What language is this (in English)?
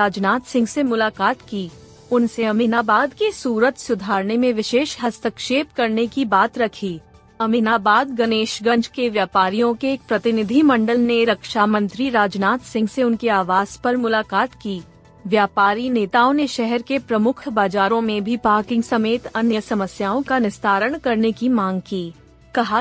Hindi